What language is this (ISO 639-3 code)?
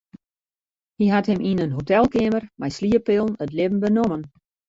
fry